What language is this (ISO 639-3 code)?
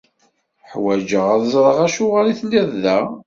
kab